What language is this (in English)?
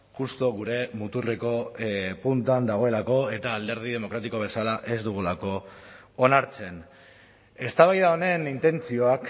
Basque